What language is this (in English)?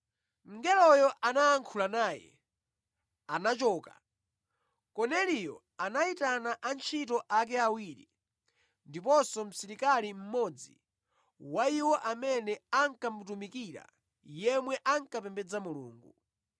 Nyanja